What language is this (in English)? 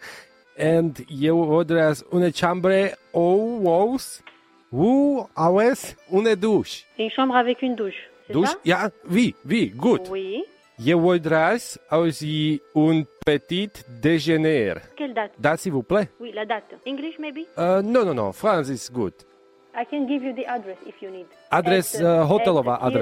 Slovak